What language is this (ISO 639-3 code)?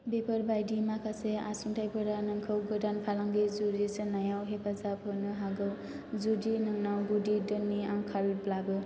brx